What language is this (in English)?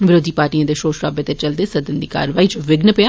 Dogri